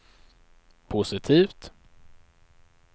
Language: Swedish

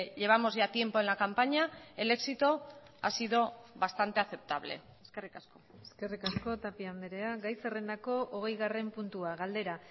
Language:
Basque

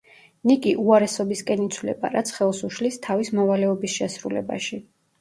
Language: Georgian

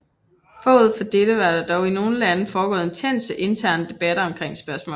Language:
Danish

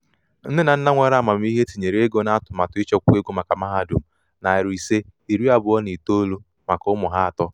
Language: Igbo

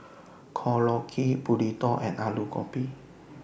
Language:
English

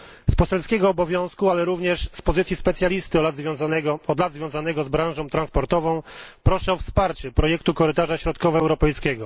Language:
Polish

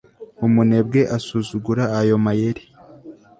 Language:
Kinyarwanda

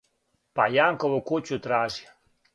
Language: Serbian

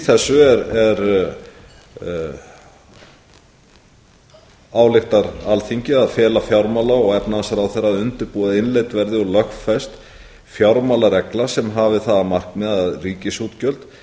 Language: Icelandic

